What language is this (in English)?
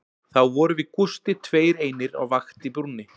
Icelandic